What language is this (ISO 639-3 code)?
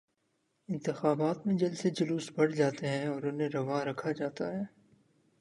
urd